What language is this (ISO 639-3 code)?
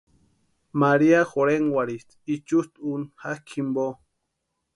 pua